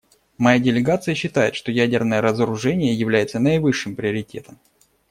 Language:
Russian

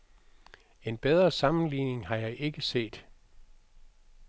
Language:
Danish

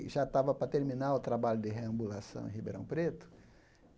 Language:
Portuguese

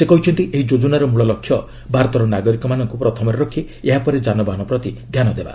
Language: Odia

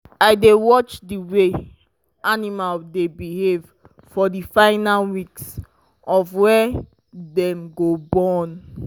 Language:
Nigerian Pidgin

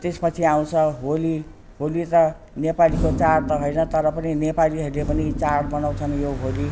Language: Nepali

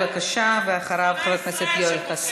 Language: Hebrew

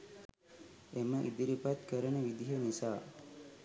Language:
Sinhala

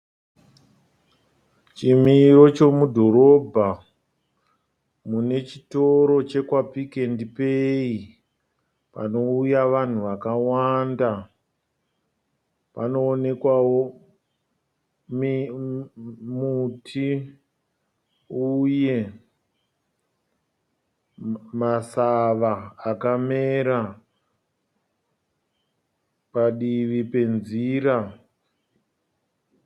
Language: Shona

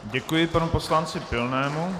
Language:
Czech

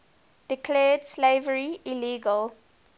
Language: English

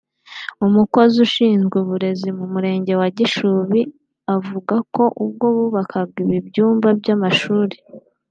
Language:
Kinyarwanda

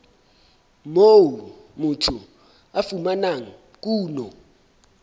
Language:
Southern Sotho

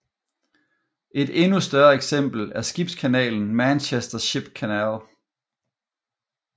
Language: Danish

